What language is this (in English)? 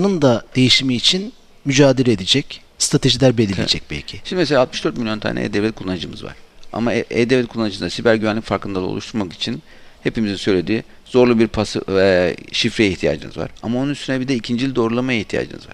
Turkish